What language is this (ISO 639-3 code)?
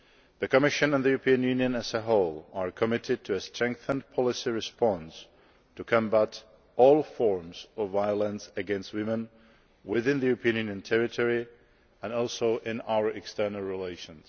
eng